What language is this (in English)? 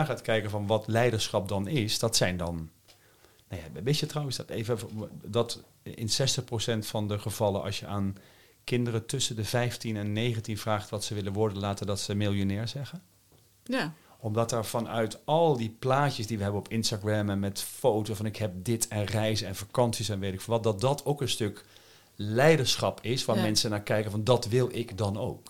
Dutch